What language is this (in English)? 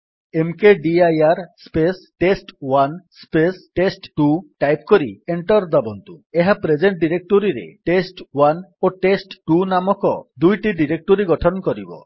Odia